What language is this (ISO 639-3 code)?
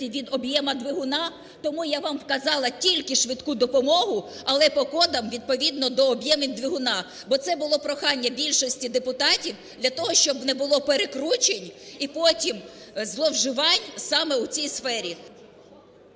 ukr